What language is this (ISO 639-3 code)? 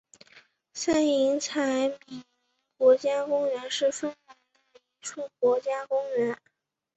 zho